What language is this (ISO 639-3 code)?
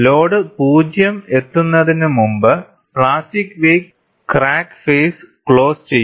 mal